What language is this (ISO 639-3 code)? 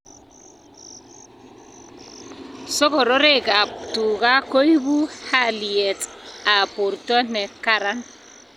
kln